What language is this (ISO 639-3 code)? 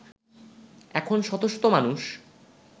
ben